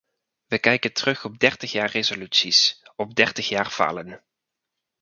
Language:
Dutch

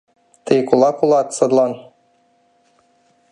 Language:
Mari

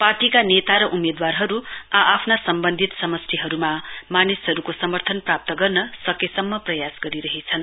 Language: Nepali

